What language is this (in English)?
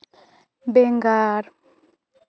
Santali